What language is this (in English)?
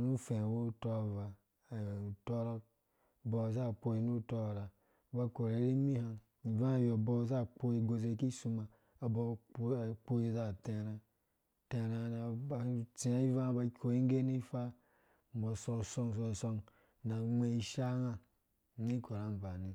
Dũya